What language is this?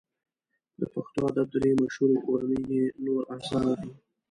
Pashto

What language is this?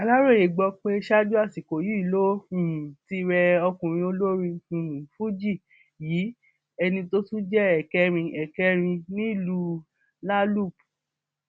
Yoruba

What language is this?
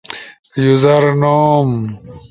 Ushojo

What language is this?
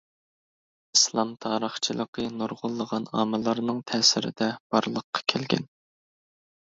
Uyghur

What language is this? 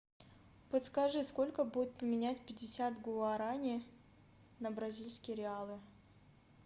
Russian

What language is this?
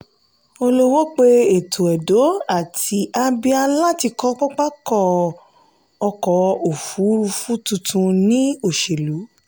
Yoruba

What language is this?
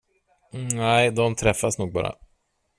Swedish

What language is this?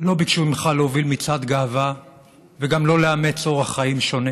Hebrew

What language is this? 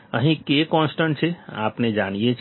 Gujarati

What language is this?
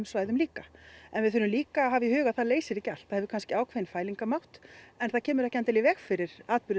Icelandic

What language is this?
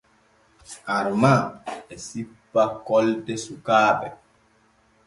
Borgu Fulfulde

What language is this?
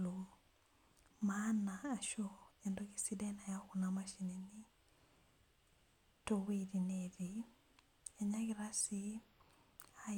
Masai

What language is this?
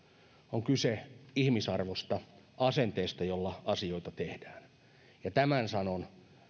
Finnish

